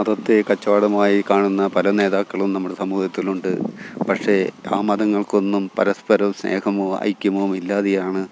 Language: Malayalam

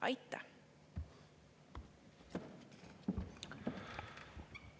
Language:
Estonian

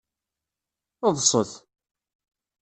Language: Kabyle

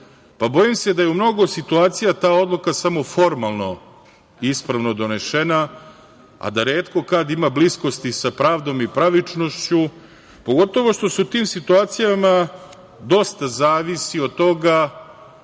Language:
Serbian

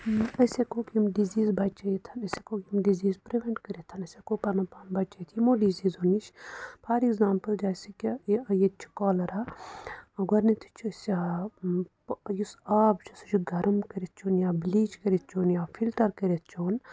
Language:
Kashmiri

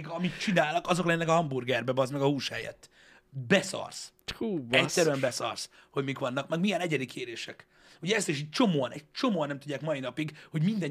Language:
Hungarian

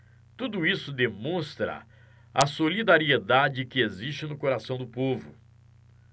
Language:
Portuguese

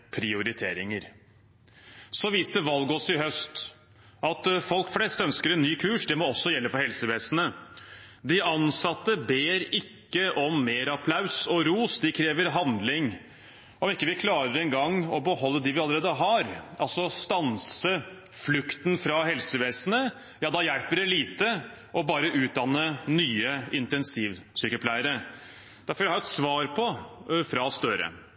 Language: Norwegian Bokmål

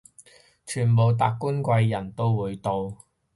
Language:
Cantonese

